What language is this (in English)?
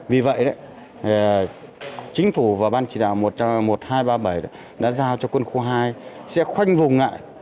Vietnamese